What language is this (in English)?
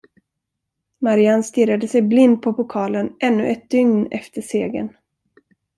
Swedish